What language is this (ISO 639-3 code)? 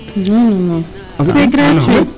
srr